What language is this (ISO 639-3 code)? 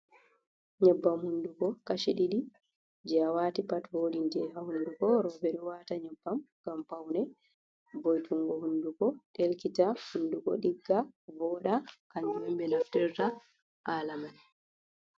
ful